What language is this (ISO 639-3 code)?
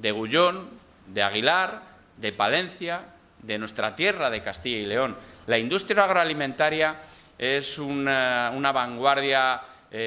spa